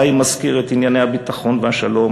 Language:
Hebrew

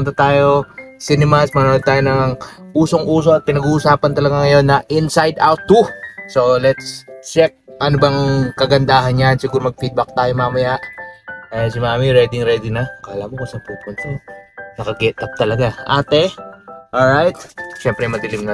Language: Filipino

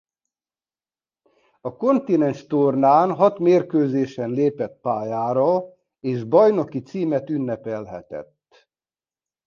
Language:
Hungarian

